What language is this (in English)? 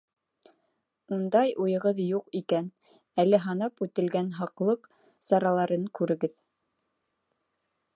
Bashkir